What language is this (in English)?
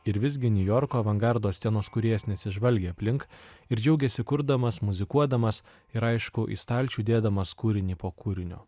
Lithuanian